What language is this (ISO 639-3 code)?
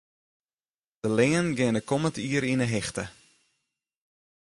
fry